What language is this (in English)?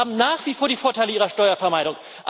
German